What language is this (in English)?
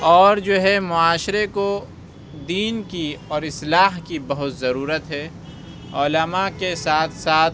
Urdu